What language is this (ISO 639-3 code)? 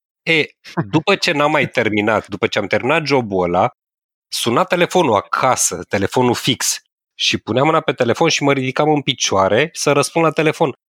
ron